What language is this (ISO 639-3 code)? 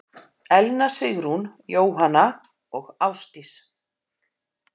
isl